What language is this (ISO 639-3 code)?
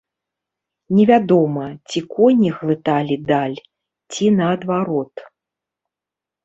bel